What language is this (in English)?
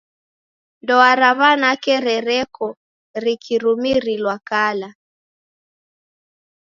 Taita